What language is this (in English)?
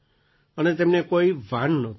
Gujarati